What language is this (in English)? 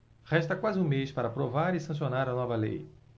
Portuguese